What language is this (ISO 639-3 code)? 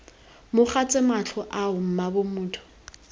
tsn